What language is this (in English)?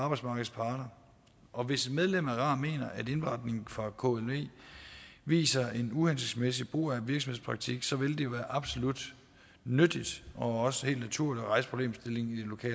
Danish